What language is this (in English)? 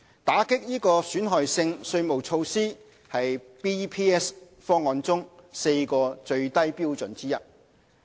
Cantonese